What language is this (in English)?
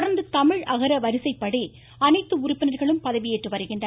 Tamil